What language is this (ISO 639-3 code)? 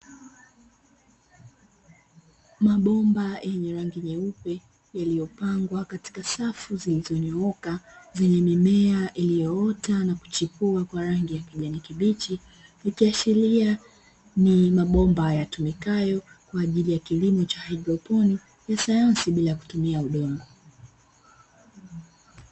swa